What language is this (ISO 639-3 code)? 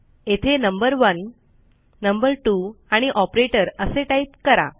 mar